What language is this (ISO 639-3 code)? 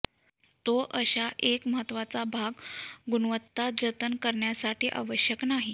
mar